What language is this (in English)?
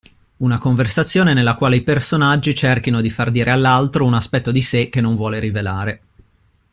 Italian